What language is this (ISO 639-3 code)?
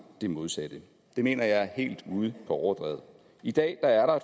dan